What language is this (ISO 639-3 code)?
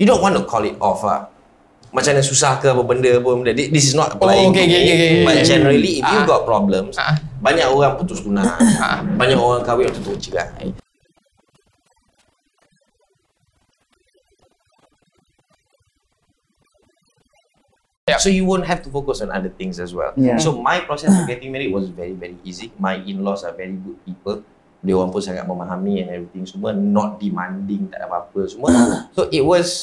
msa